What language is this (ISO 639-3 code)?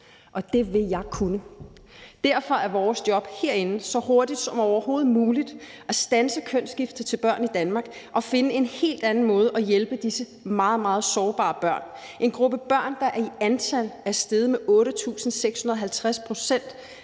dan